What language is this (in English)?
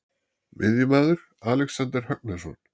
Icelandic